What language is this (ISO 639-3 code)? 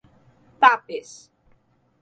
por